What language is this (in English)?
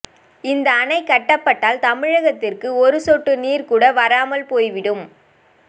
Tamil